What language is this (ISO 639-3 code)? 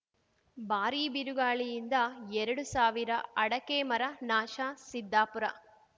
kan